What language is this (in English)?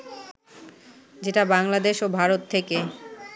Bangla